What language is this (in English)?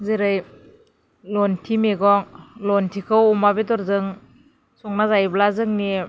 Bodo